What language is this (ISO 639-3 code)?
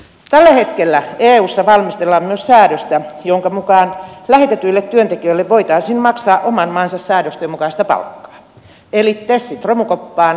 fin